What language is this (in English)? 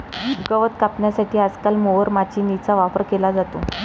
Marathi